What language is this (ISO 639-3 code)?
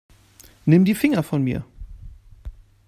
deu